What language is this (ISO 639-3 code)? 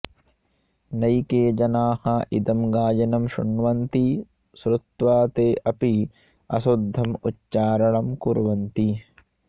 san